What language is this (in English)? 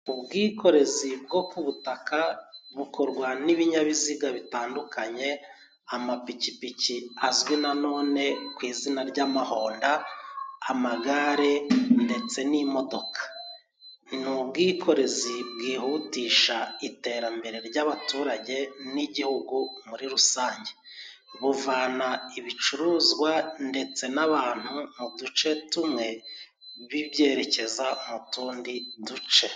Kinyarwanda